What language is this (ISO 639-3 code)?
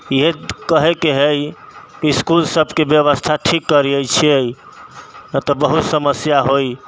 mai